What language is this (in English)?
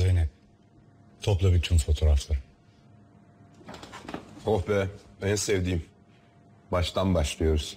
Turkish